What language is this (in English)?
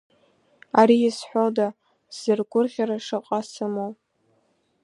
Abkhazian